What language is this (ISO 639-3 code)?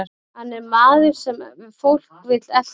isl